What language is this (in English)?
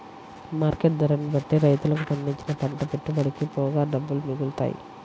Telugu